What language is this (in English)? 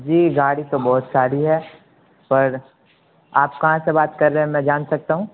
Urdu